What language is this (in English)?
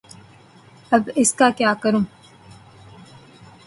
Urdu